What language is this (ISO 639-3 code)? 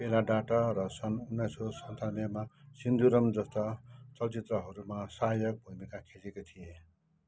nep